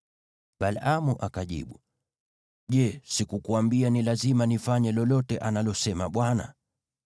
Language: Swahili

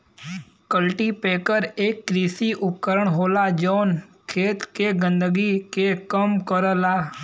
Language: Bhojpuri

